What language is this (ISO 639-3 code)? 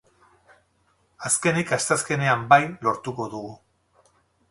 eus